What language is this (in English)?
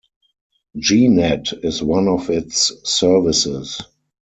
English